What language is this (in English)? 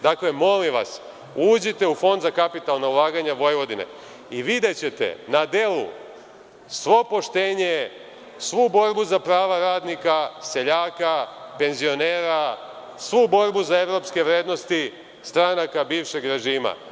Serbian